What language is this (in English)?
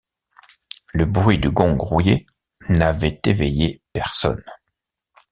French